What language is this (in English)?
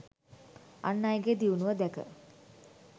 Sinhala